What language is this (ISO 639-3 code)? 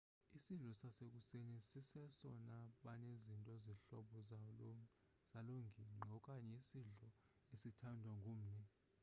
xho